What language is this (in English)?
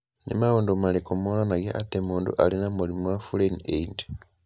Kikuyu